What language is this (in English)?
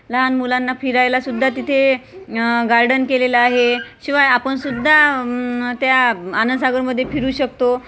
Marathi